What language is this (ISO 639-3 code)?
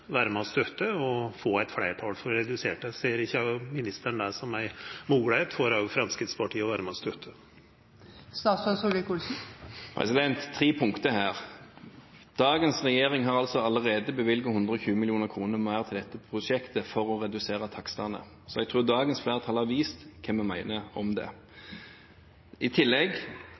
nor